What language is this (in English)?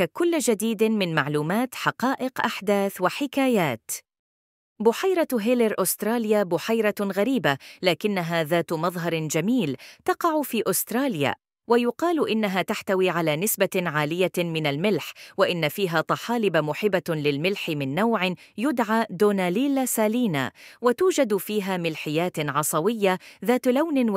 Arabic